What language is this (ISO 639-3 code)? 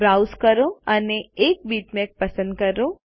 guj